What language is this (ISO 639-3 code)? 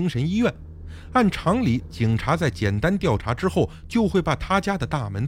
zho